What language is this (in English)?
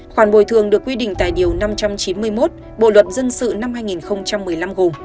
Vietnamese